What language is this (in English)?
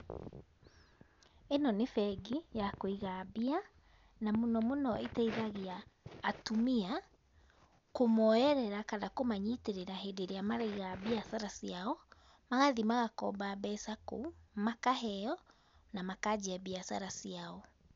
Kikuyu